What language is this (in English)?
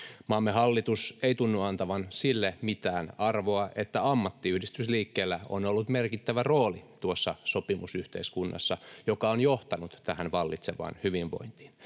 Finnish